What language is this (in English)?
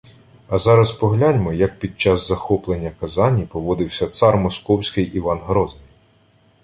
Ukrainian